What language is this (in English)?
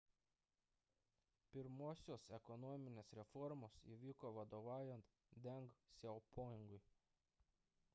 Lithuanian